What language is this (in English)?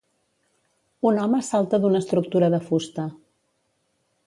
Catalan